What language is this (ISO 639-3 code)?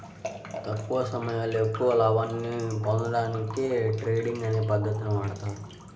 tel